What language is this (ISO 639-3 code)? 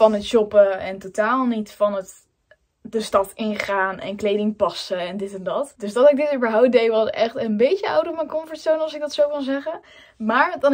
nld